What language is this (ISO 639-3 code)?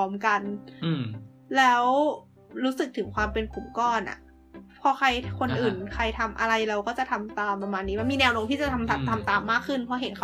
tha